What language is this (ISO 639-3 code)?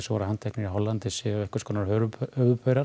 isl